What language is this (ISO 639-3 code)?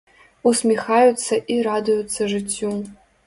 bel